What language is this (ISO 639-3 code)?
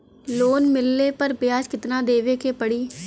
bho